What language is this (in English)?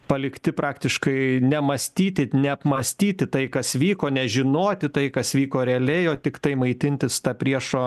Lithuanian